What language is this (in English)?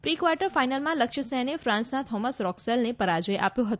Gujarati